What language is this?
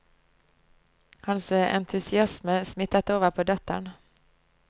Norwegian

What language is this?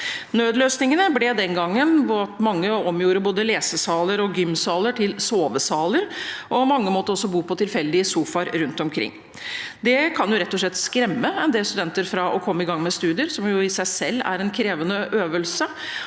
Norwegian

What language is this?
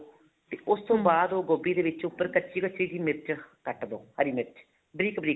Punjabi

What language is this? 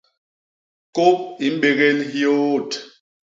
Basaa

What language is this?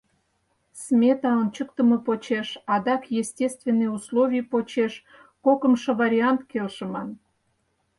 Mari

